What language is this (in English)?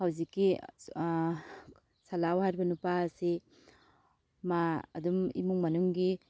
Manipuri